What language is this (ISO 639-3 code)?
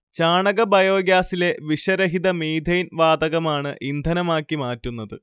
mal